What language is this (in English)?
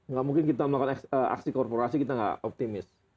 Indonesian